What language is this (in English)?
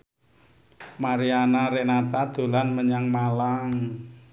Javanese